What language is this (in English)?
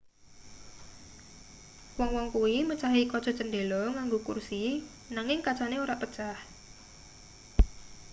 Javanese